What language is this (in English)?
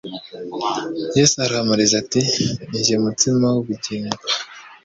Kinyarwanda